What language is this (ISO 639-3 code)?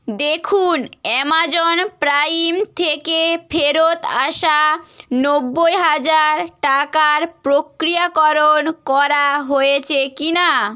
ben